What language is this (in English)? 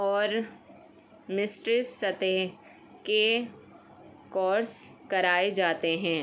Urdu